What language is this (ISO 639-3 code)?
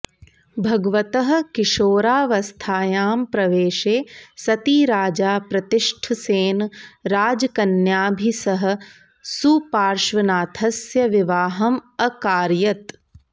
san